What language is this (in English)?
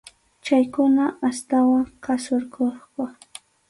Arequipa-La Unión Quechua